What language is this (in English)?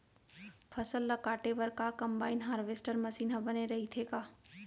Chhattisgarhi